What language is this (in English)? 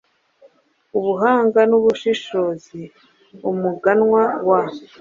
Kinyarwanda